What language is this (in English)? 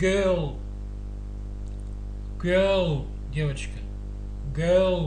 Russian